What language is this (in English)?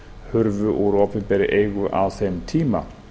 Icelandic